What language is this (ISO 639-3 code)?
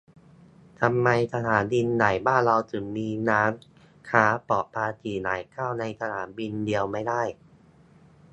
tha